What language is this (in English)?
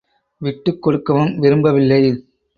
Tamil